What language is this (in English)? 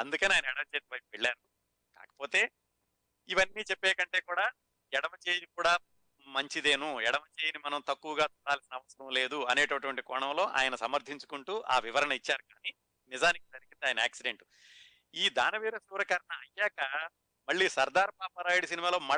Telugu